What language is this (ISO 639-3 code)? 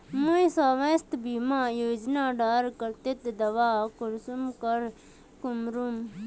mag